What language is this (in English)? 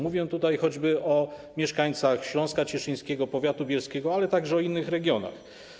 Polish